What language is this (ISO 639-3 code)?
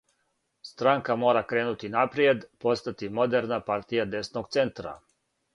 srp